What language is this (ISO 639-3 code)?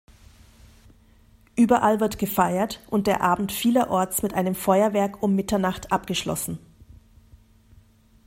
deu